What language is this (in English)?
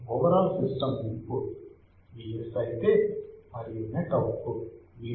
Telugu